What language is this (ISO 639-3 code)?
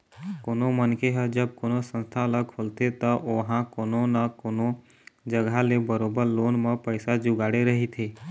hne